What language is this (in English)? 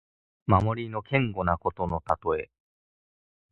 Japanese